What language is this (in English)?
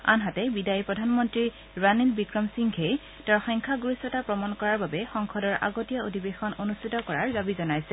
Assamese